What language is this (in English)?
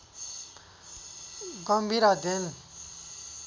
Nepali